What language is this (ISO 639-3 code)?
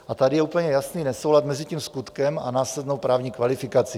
ces